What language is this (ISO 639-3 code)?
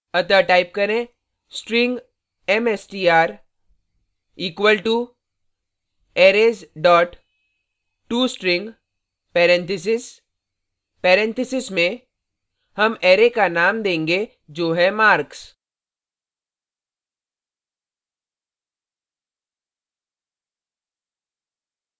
hin